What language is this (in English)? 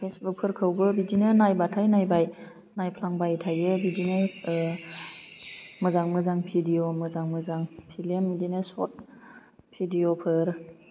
Bodo